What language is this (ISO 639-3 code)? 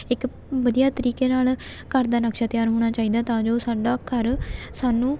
pan